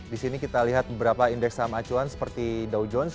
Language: Indonesian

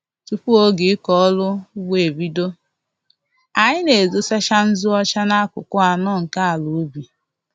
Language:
Igbo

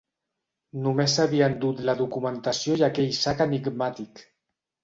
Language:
Catalan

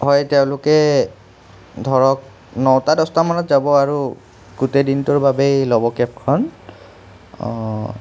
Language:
Assamese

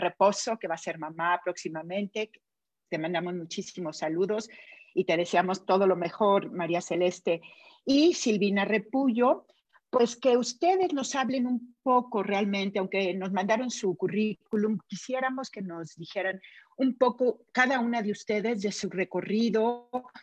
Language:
Spanish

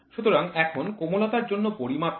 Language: Bangla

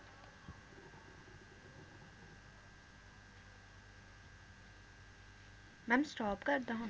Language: Punjabi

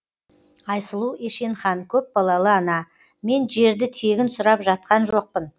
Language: Kazakh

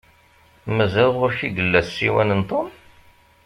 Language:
Kabyle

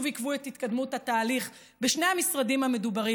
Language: Hebrew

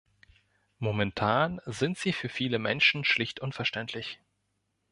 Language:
German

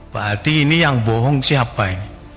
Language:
Indonesian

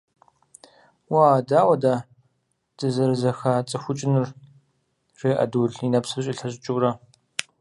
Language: Kabardian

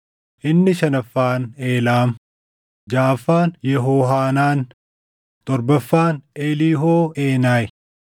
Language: Oromo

